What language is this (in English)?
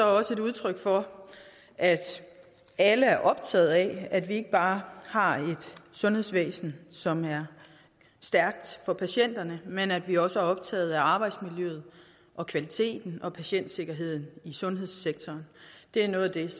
Danish